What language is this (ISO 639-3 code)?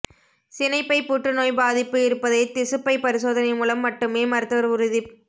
tam